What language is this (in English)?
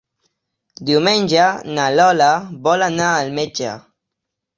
Catalan